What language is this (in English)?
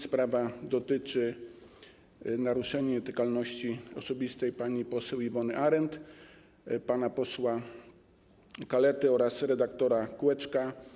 Polish